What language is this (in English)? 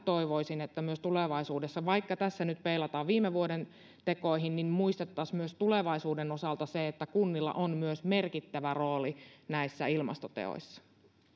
Finnish